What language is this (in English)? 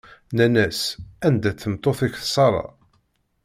Kabyle